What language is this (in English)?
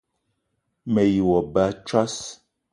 Eton (Cameroon)